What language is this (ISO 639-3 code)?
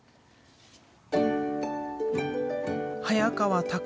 jpn